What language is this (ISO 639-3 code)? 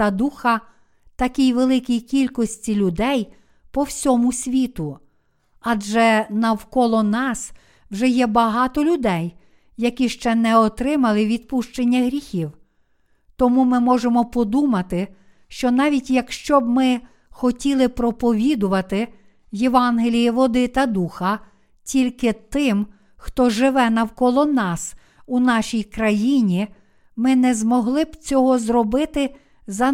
ukr